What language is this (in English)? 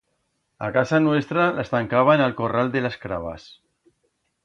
Aragonese